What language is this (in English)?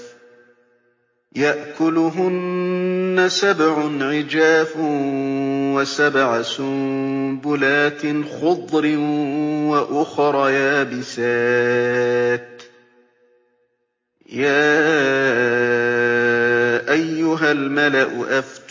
Arabic